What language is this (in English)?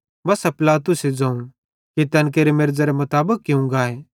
Bhadrawahi